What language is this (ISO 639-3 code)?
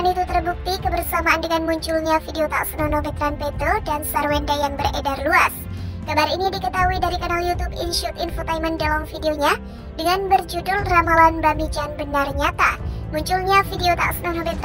ind